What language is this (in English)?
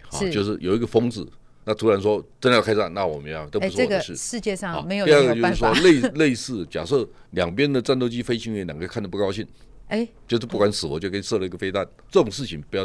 Chinese